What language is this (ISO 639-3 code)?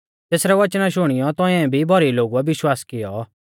bfz